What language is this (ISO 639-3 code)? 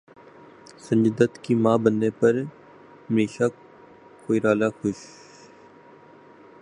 urd